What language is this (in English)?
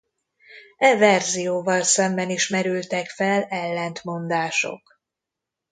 Hungarian